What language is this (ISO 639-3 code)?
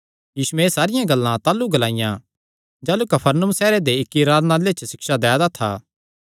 xnr